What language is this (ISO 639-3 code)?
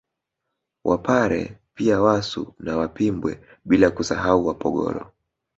swa